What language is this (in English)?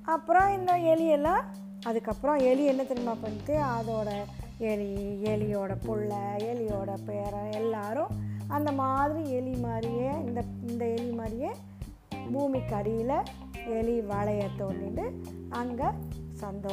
Tamil